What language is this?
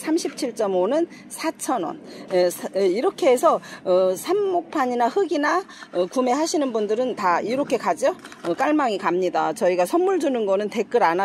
Korean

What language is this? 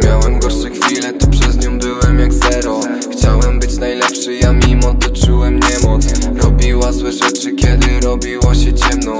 Polish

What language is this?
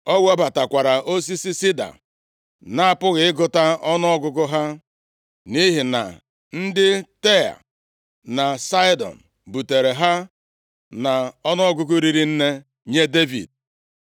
Igbo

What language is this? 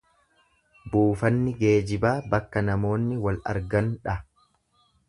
Oromo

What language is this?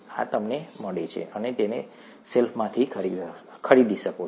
Gujarati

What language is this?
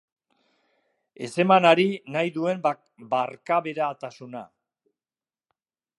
Basque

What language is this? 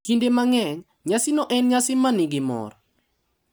Luo (Kenya and Tanzania)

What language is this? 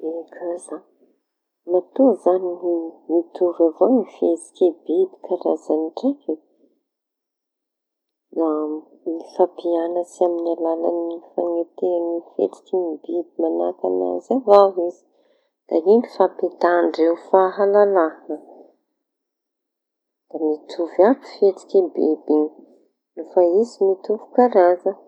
Tanosy Malagasy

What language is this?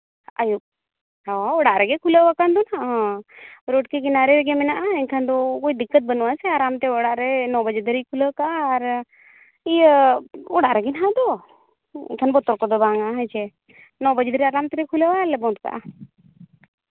Santali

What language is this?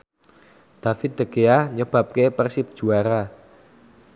Javanese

